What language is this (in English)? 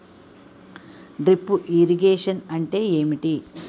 Telugu